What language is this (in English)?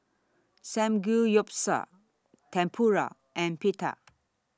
English